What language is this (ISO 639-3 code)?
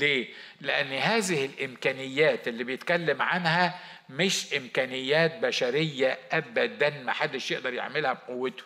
ara